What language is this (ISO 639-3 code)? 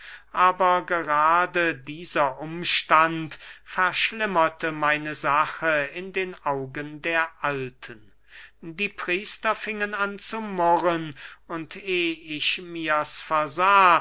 deu